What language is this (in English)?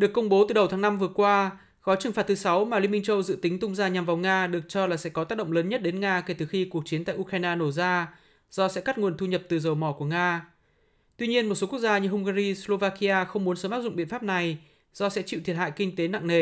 Vietnamese